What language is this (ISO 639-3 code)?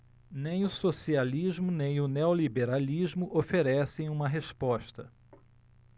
por